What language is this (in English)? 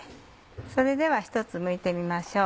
Japanese